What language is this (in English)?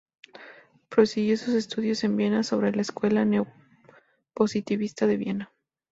Spanish